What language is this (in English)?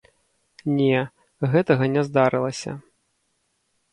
Belarusian